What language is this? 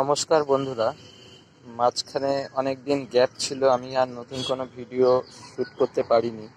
Hindi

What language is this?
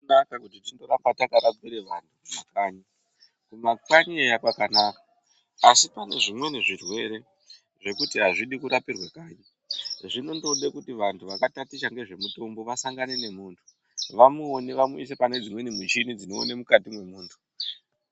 Ndau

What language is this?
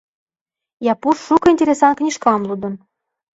Mari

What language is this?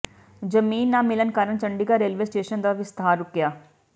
Punjabi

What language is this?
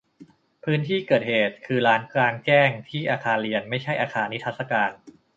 Thai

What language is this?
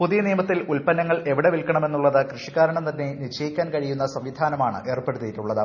Malayalam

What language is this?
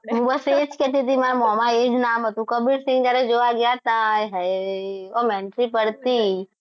Gujarati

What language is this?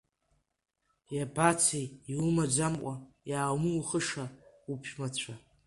Abkhazian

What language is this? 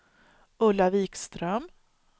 Swedish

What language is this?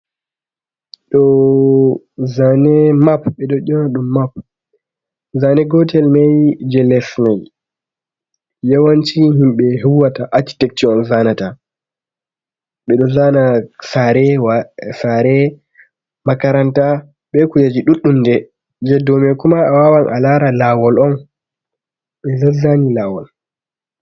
Fula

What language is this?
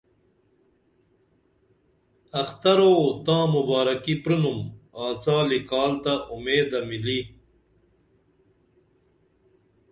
Dameli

